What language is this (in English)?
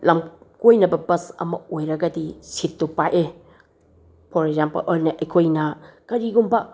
Manipuri